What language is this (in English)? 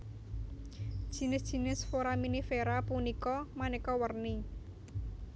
Javanese